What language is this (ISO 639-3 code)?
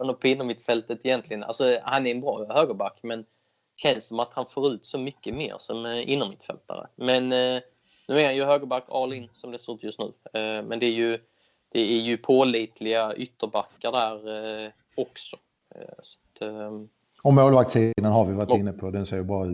swe